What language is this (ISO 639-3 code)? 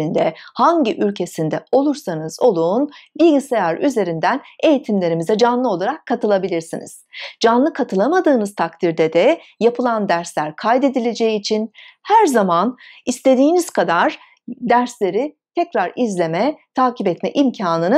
tur